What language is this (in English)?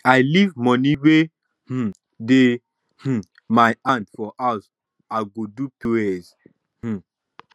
Nigerian Pidgin